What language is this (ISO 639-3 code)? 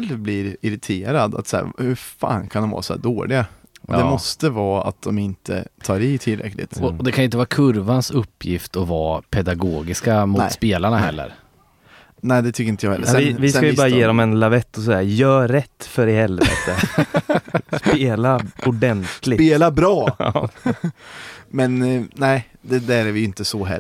swe